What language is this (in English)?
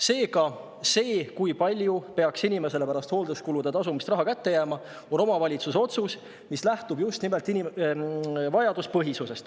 Estonian